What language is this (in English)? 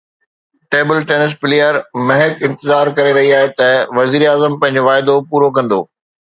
Sindhi